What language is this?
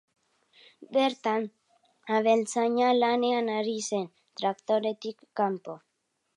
Basque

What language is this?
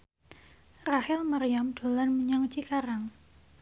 Javanese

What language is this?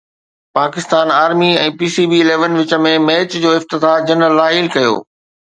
Sindhi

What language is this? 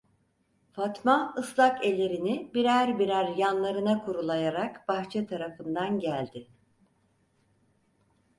Turkish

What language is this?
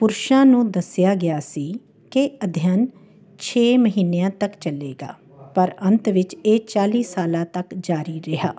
Punjabi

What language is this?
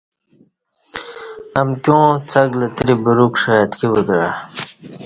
Kati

